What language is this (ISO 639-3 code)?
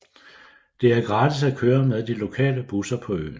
dan